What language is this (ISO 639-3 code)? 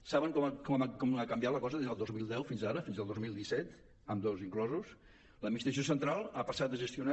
cat